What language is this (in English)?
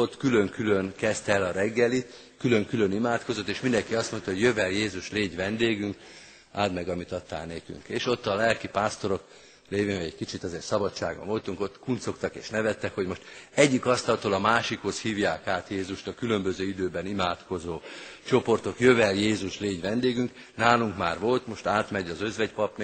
Hungarian